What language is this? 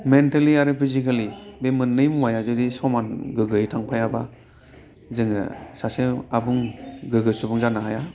Bodo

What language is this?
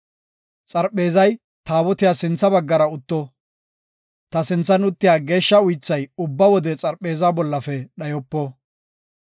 Gofa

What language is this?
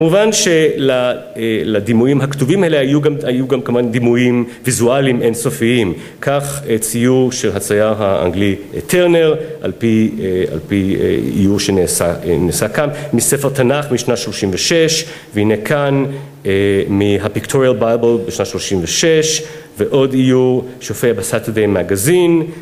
Hebrew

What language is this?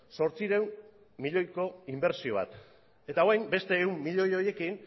Basque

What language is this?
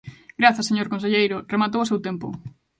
Galician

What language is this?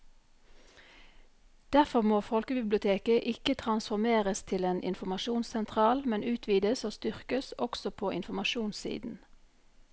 Norwegian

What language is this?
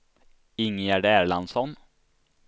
Swedish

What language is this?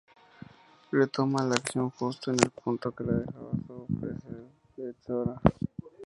Spanish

